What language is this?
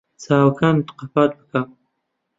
Central Kurdish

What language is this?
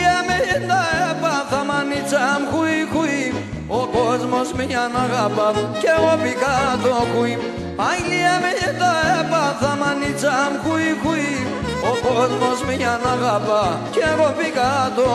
Greek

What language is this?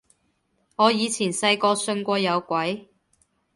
Cantonese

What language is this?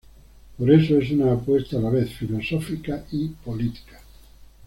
Spanish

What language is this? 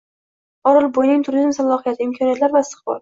Uzbek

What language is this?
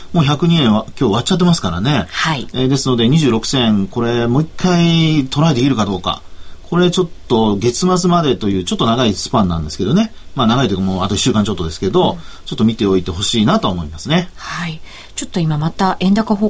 Japanese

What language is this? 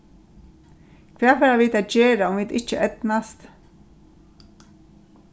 Faroese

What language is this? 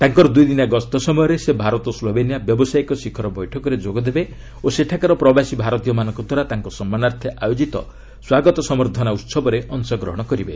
Odia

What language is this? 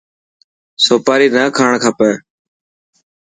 Dhatki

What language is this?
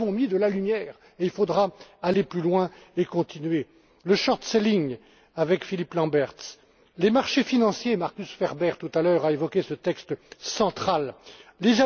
French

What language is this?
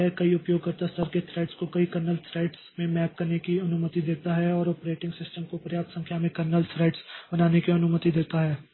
Hindi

